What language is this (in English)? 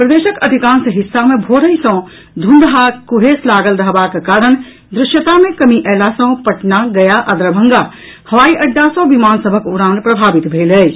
Maithili